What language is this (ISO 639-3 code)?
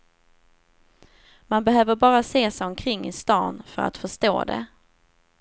swe